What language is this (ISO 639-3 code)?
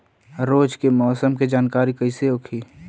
bho